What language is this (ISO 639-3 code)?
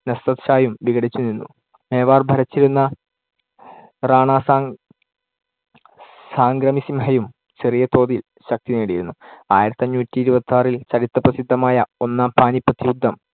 mal